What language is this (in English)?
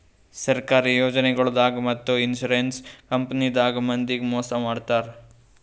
Kannada